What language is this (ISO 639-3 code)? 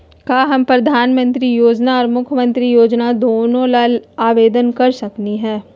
mag